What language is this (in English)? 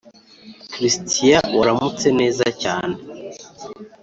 Kinyarwanda